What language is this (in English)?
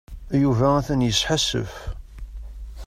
Kabyle